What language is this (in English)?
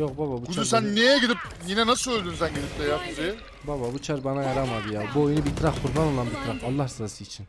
Turkish